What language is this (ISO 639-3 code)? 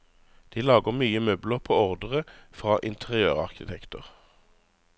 nor